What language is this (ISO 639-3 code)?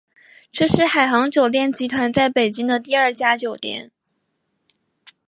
zho